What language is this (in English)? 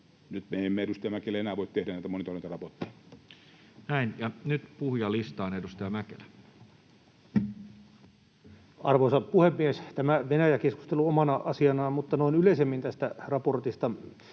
Finnish